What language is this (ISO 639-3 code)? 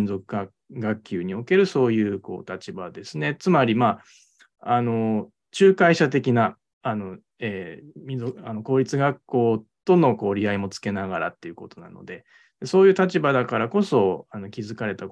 jpn